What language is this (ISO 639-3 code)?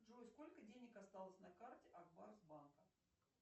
rus